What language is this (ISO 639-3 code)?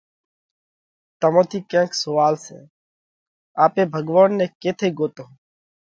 kvx